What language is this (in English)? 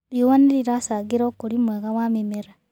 Kikuyu